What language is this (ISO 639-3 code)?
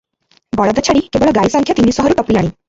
ori